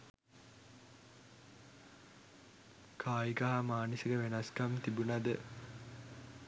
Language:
Sinhala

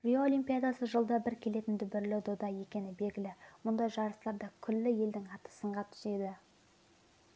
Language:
Kazakh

